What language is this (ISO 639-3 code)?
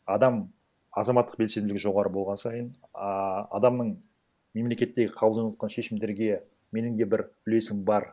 kaz